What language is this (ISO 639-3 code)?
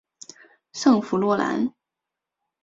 zho